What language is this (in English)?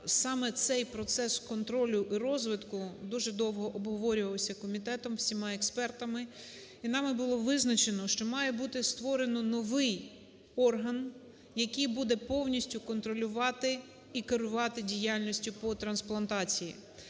Ukrainian